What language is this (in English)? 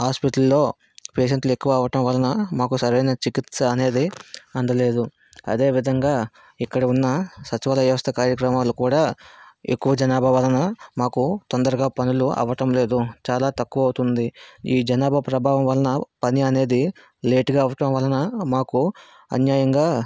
Telugu